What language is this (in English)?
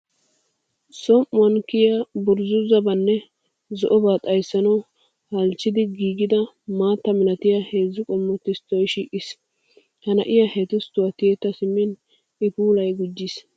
Wolaytta